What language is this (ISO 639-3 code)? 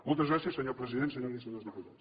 cat